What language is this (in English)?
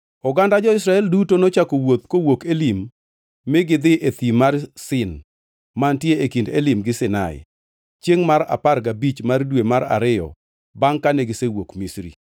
Luo (Kenya and Tanzania)